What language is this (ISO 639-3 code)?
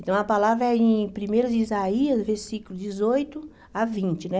por